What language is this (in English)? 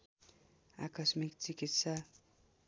Nepali